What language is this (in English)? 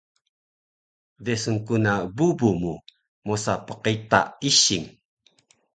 Taroko